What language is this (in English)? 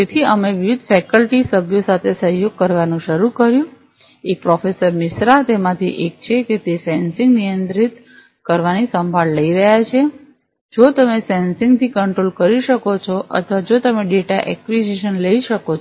Gujarati